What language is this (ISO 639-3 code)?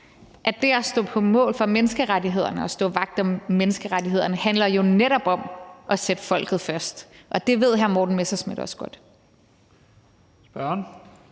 dan